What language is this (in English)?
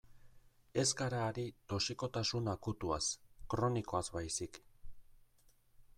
Basque